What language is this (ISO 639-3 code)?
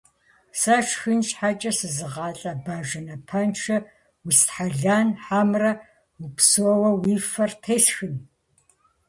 kbd